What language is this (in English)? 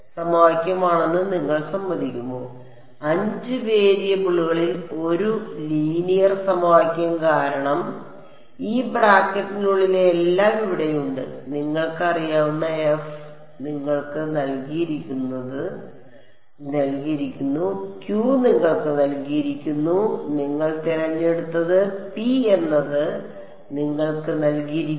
Malayalam